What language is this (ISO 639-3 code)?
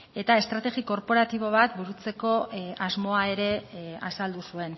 eus